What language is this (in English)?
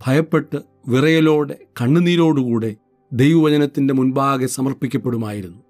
Malayalam